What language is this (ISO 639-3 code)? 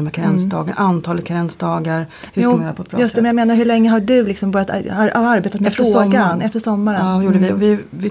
swe